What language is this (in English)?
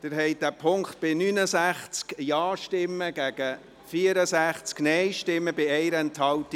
Swiss German